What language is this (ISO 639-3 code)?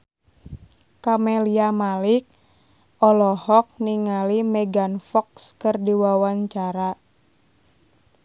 sun